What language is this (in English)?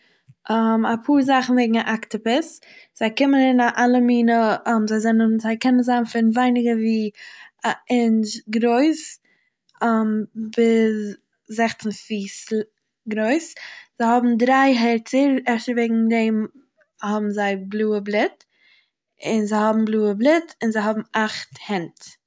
Yiddish